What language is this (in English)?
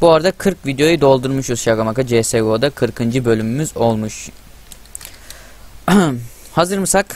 Turkish